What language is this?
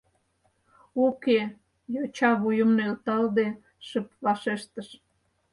Mari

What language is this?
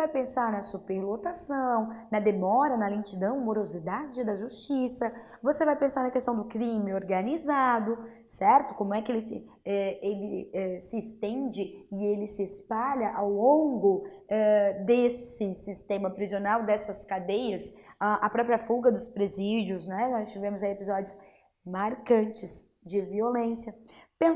Portuguese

